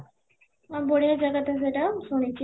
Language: Odia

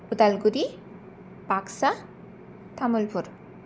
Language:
Bodo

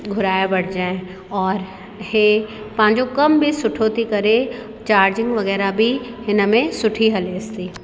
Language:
Sindhi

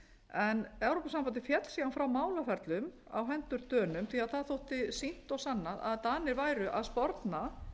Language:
Icelandic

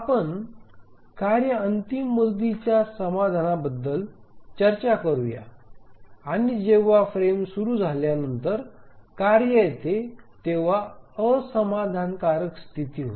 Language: Marathi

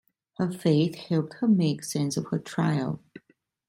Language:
English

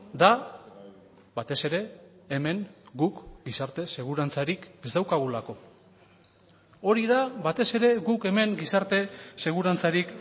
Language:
Basque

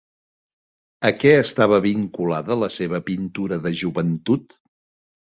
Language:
Catalan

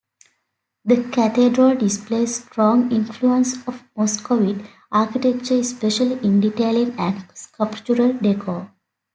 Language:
English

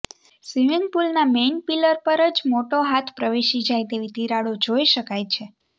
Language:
Gujarati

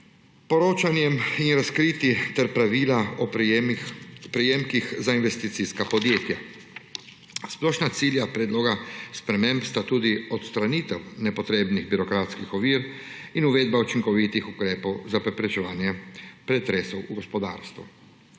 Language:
Slovenian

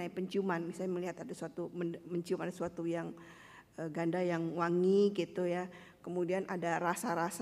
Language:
Indonesian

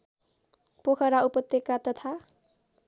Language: Nepali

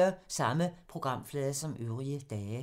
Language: Danish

